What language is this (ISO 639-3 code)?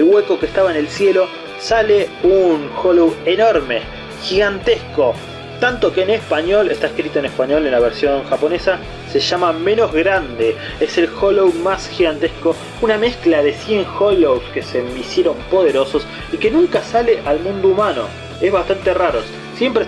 spa